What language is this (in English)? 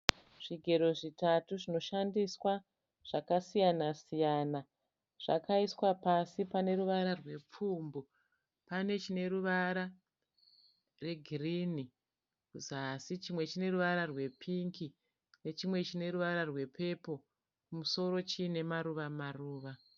Shona